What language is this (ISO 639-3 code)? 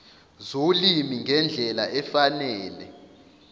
zul